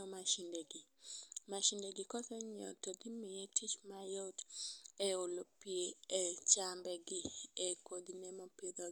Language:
Luo (Kenya and Tanzania)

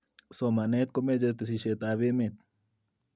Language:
Kalenjin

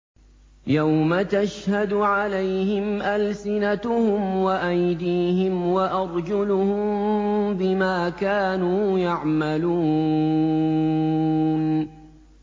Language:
Arabic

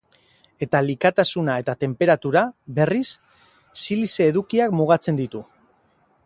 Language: Basque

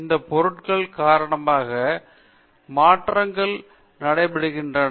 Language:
Tamil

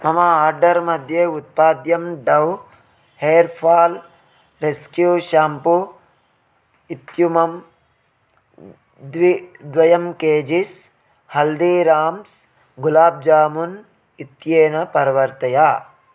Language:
Sanskrit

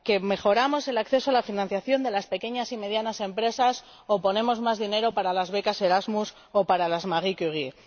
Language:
Spanish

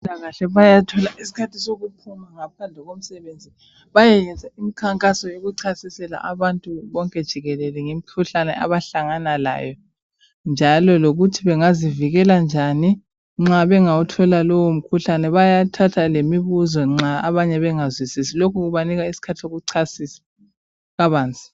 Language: North Ndebele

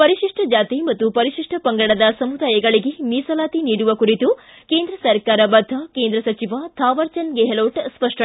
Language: Kannada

